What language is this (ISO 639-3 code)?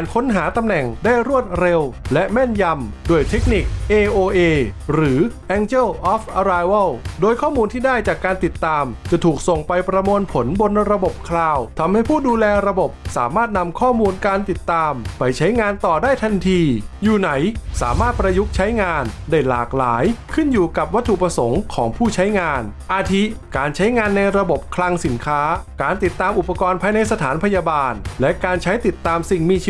tha